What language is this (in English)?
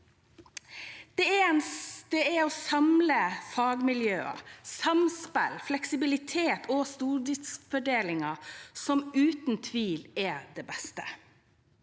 Norwegian